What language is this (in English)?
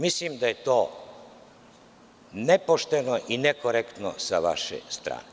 Serbian